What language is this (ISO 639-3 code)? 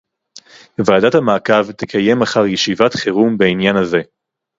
heb